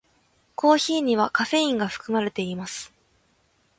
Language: Japanese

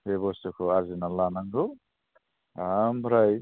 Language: Bodo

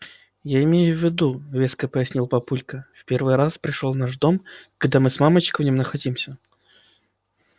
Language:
Russian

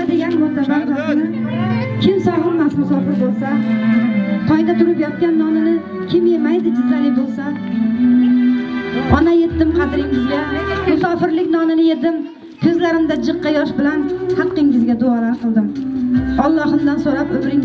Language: Arabic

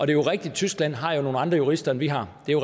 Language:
Danish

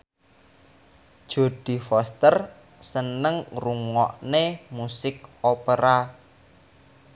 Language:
Javanese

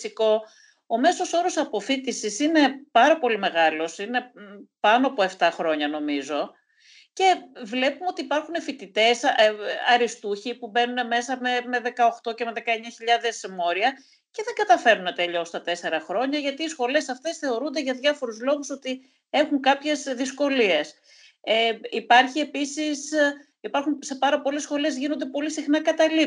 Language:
Greek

